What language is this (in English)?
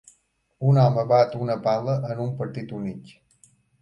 Catalan